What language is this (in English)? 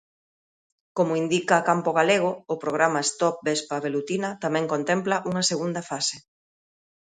Galician